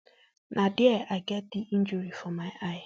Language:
Nigerian Pidgin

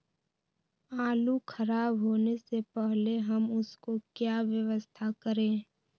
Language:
Magahi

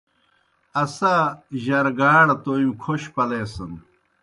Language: Kohistani Shina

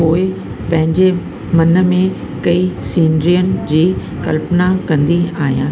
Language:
Sindhi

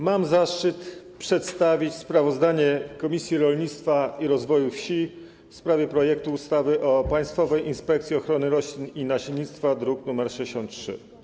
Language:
Polish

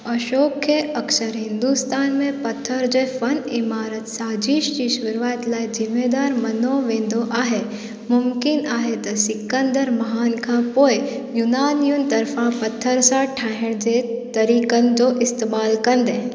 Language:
Sindhi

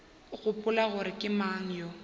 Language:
Northern Sotho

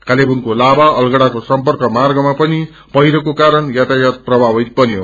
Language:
Nepali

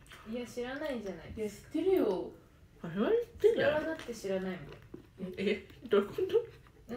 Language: Japanese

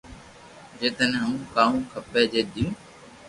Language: Loarki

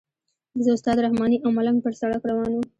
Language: Pashto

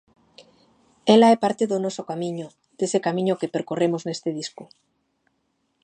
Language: Galician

